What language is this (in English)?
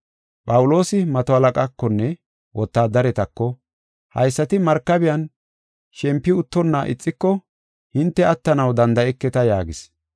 Gofa